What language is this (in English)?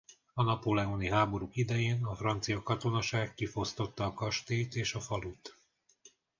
Hungarian